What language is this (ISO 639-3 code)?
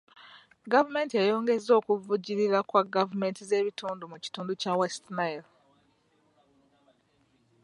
lug